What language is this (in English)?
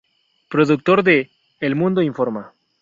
Spanish